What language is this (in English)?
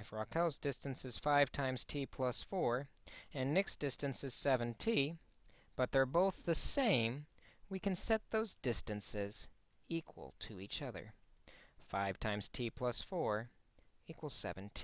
English